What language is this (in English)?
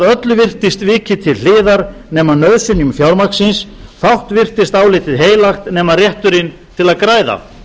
Icelandic